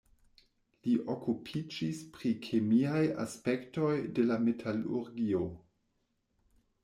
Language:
Esperanto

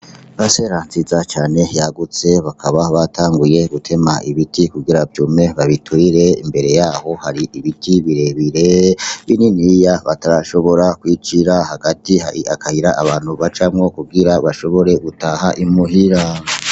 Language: Rundi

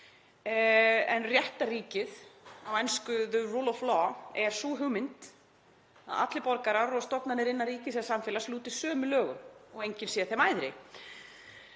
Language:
Icelandic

